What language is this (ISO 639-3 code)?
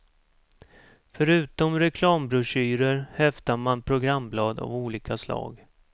swe